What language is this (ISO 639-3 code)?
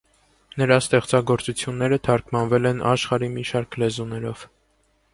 hye